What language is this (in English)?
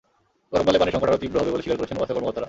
Bangla